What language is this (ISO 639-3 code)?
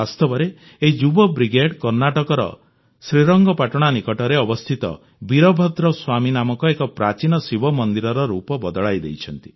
ori